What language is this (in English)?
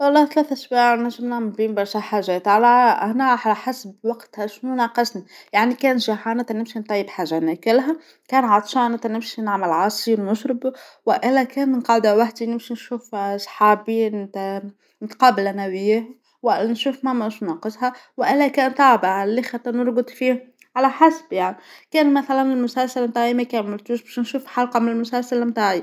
Tunisian Arabic